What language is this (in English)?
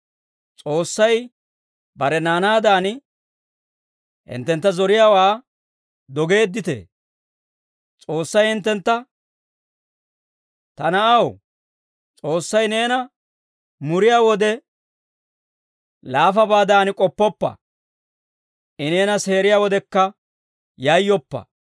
Dawro